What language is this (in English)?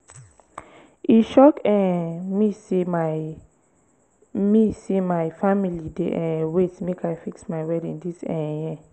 Nigerian Pidgin